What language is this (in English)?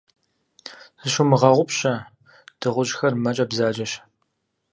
Kabardian